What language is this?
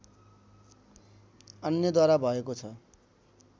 Nepali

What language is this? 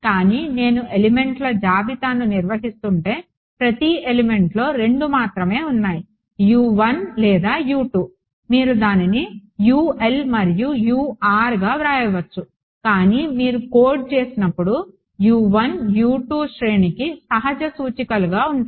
Telugu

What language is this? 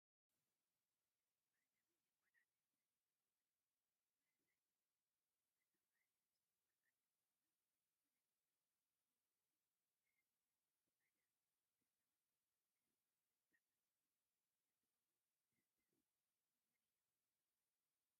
Tigrinya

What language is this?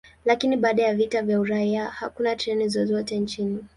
Swahili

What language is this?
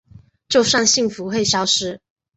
Chinese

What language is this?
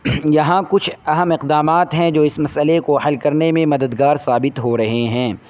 Urdu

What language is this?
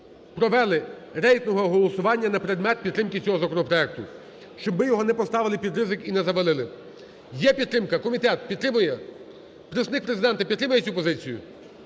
Ukrainian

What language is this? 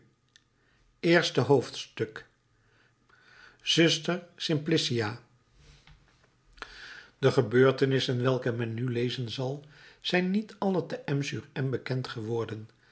Dutch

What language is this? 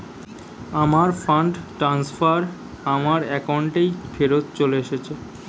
Bangla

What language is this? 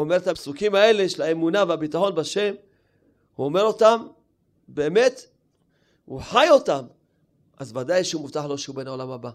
Hebrew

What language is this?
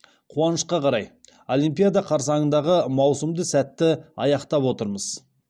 Kazakh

